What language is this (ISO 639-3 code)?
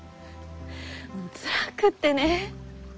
jpn